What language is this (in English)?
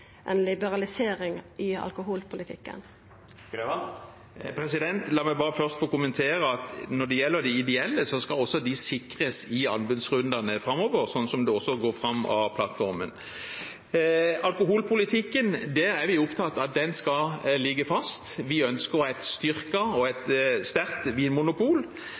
Norwegian